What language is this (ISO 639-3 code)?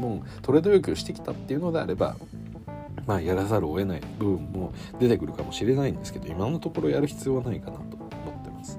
jpn